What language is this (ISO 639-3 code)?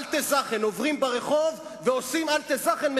heb